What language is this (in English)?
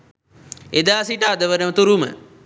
Sinhala